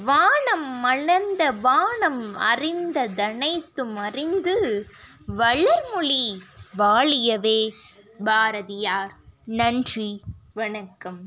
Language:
Tamil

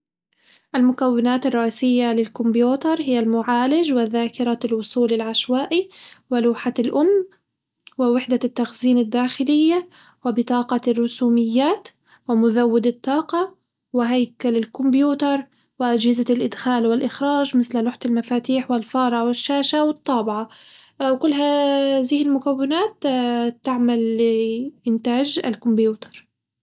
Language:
Hijazi Arabic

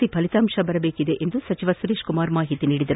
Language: Kannada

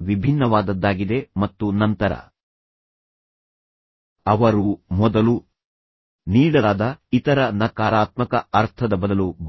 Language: Kannada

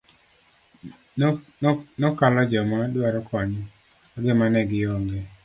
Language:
Luo (Kenya and Tanzania)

